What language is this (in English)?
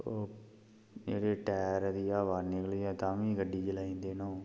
Dogri